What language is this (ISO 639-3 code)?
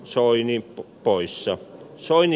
fin